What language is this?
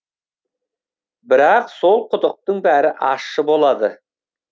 Kazakh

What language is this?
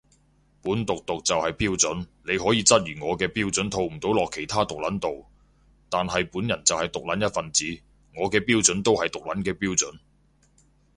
Cantonese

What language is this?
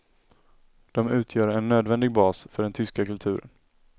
Swedish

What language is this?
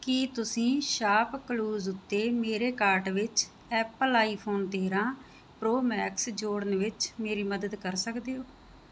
Punjabi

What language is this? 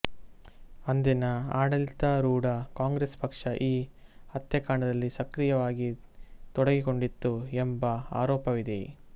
Kannada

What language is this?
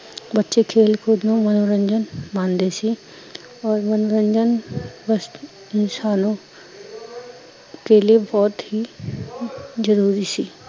Punjabi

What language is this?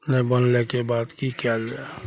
Maithili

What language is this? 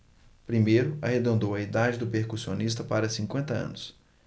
Portuguese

